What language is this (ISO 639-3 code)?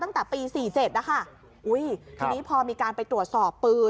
tha